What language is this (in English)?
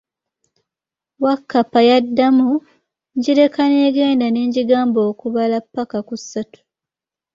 Ganda